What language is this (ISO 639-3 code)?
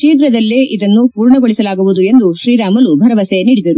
kan